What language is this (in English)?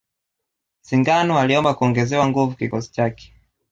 Swahili